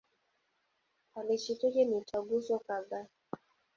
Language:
Swahili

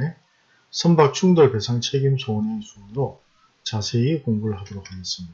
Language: Korean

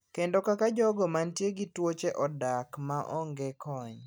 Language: Luo (Kenya and Tanzania)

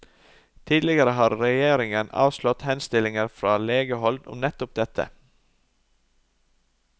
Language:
Norwegian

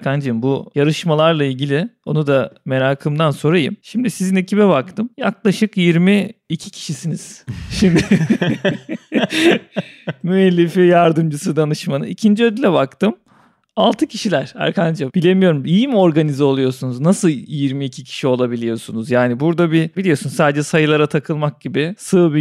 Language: Turkish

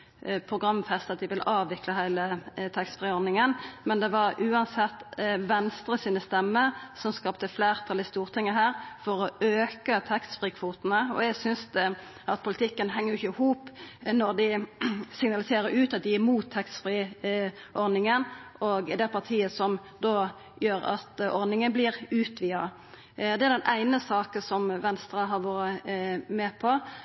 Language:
Norwegian Nynorsk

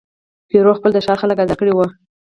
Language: Pashto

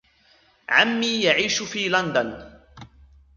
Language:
Arabic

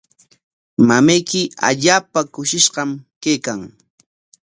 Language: Corongo Ancash Quechua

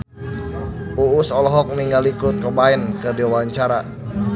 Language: Sundanese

